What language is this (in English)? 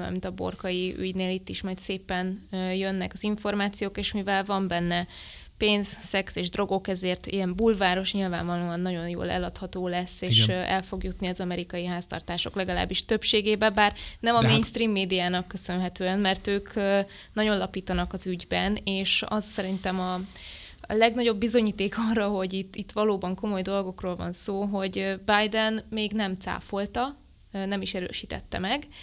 Hungarian